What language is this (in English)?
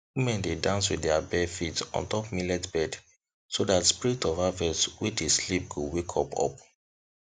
Nigerian Pidgin